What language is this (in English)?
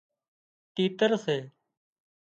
Wadiyara Koli